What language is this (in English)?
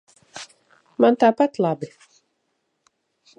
Latvian